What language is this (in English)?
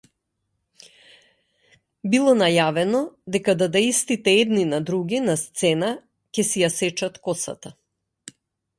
Macedonian